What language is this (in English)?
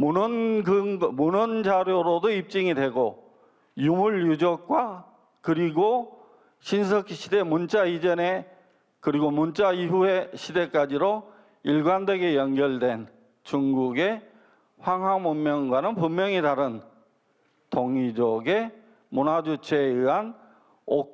Korean